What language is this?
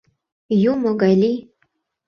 Mari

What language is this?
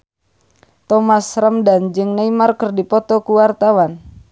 Sundanese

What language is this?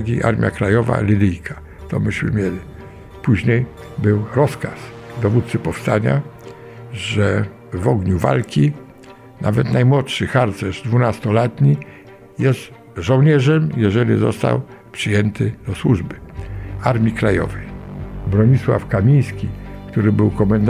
Polish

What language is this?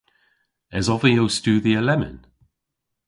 Cornish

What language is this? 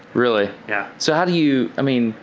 English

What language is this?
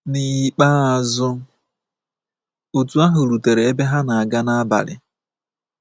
Igbo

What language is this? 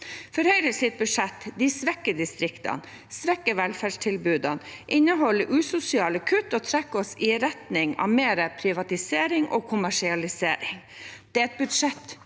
Norwegian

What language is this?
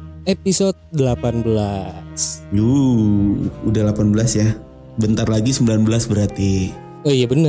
Indonesian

